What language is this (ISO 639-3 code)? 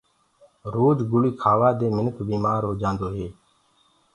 ggg